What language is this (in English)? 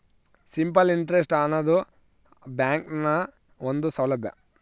Kannada